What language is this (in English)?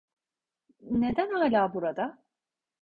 Turkish